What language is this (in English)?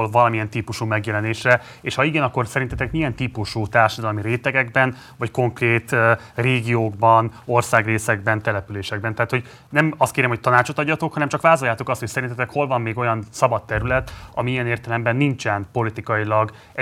Hungarian